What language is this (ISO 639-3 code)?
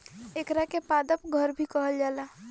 bho